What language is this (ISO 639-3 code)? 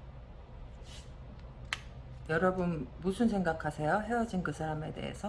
kor